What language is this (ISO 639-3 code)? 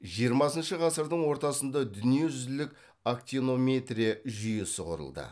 kaz